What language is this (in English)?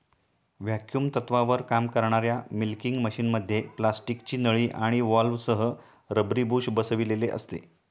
Marathi